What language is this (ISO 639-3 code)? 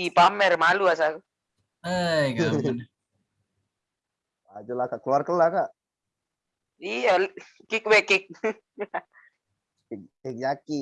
ind